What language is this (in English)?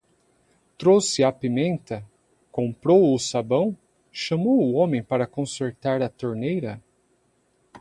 Portuguese